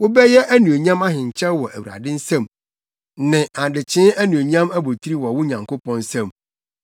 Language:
Akan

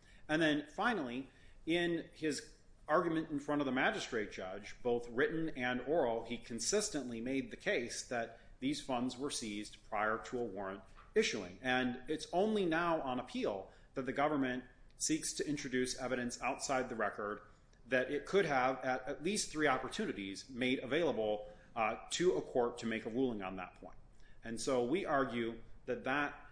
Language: English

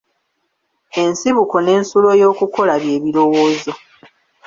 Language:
Ganda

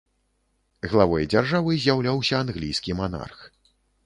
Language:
Belarusian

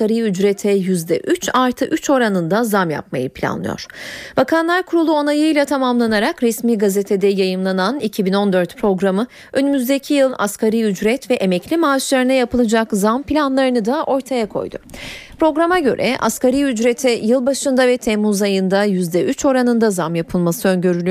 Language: Turkish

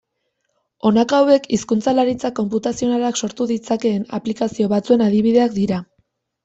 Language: Basque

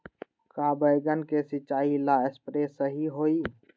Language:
Magahi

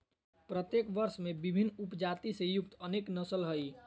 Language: Magahi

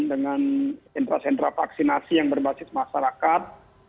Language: Indonesian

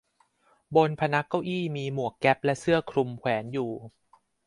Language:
Thai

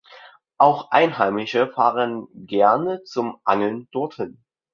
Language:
German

